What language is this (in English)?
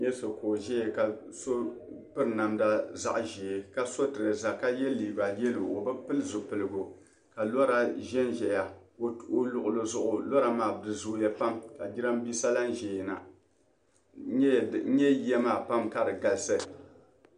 Dagbani